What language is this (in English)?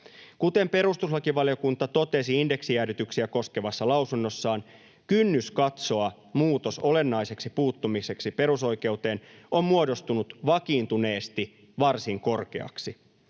Finnish